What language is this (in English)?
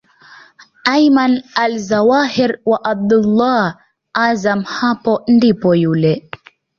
Swahili